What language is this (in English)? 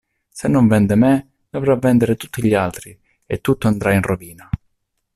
Italian